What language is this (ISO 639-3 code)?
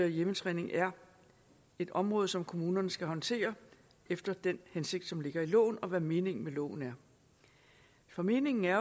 dan